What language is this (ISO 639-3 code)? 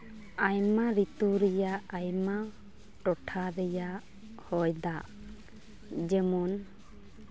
sat